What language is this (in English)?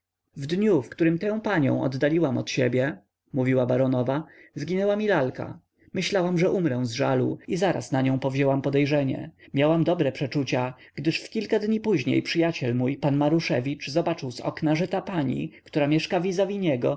Polish